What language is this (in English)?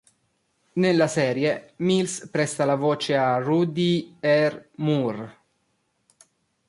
Italian